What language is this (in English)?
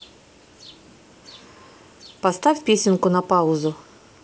Russian